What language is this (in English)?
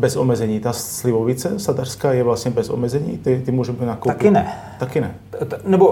Czech